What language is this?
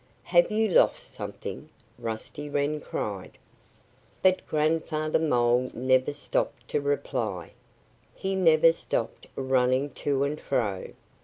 English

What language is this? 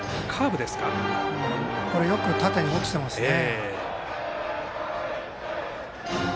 Japanese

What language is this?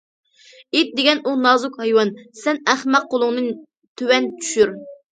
Uyghur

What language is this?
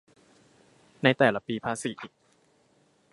Thai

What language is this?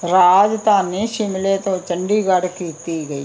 Punjabi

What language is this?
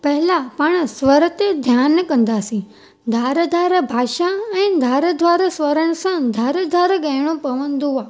Sindhi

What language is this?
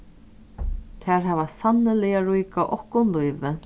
Faroese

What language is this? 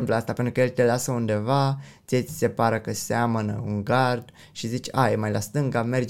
Romanian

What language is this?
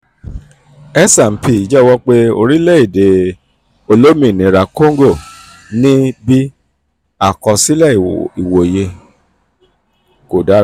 Yoruba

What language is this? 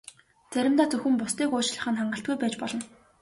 Mongolian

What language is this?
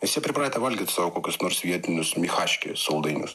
Lithuanian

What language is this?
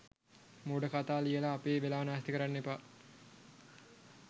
Sinhala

